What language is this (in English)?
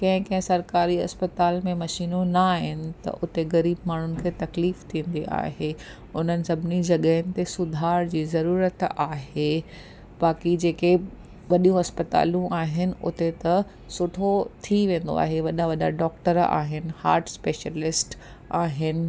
Sindhi